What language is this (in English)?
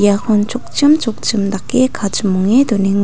Garo